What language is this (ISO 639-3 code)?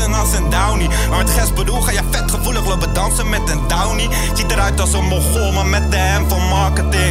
nld